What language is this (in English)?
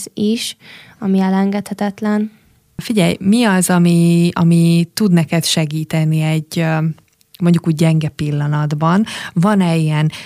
Hungarian